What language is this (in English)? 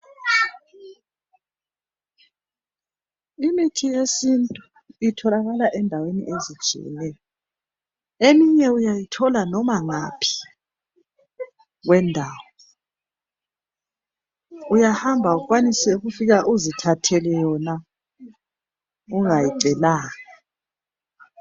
North Ndebele